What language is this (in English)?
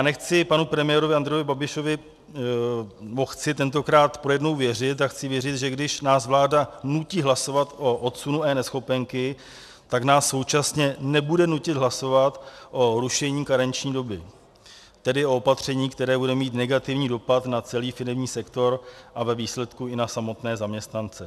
Czech